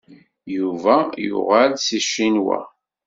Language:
Kabyle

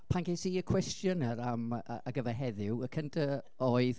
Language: Welsh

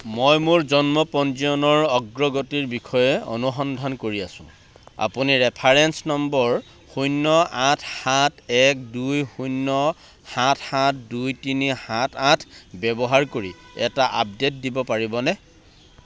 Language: Assamese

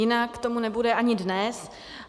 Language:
Czech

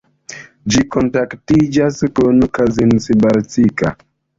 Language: Esperanto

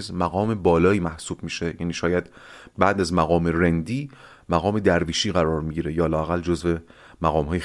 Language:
Persian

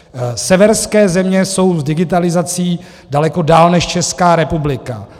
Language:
Czech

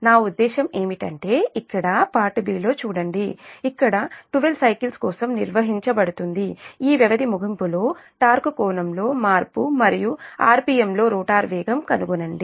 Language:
Telugu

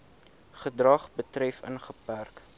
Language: Afrikaans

